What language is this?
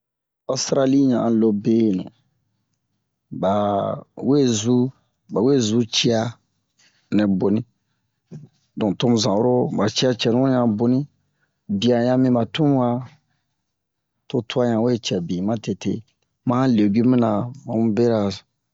Bomu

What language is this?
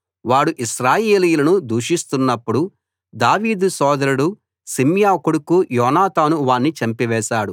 Telugu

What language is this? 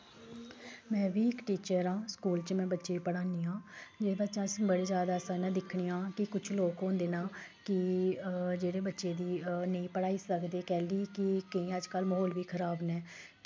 Dogri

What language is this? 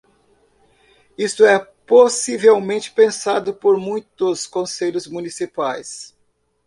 Portuguese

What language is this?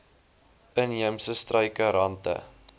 Afrikaans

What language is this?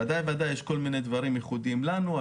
Hebrew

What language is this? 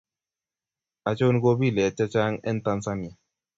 Kalenjin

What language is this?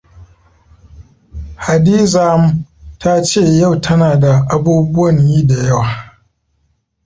Hausa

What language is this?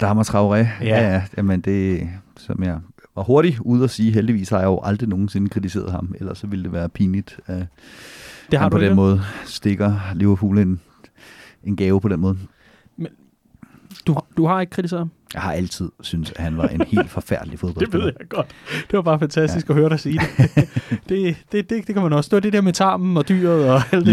Danish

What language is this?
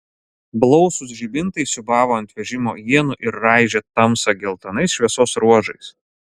Lithuanian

